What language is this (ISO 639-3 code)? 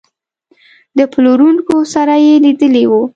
pus